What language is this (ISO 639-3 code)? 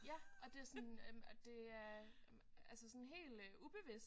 dan